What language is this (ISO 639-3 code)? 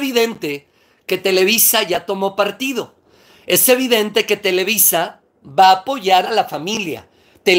spa